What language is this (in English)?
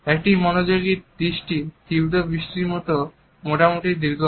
Bangla